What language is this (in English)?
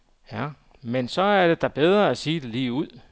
Danish